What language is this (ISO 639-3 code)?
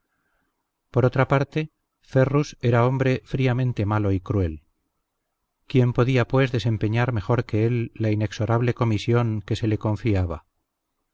spa